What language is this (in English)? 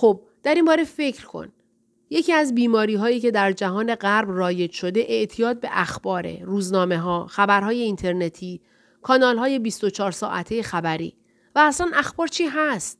Persian